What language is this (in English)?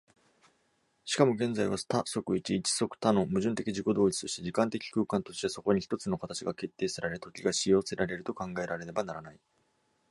Japanese